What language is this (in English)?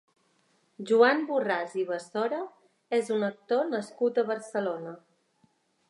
Catalan